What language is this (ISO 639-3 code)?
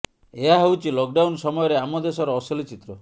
ori